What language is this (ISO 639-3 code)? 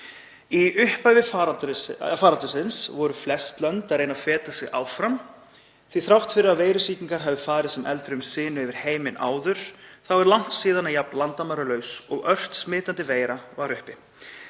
isl